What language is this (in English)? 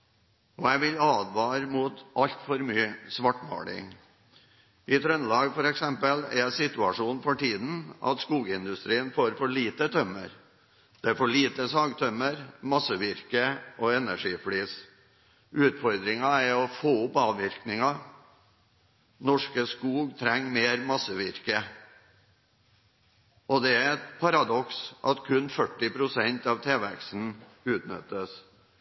Norwegian Bokmål